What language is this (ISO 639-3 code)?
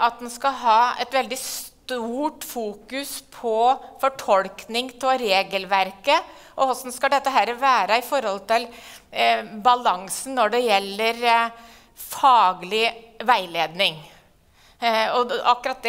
nor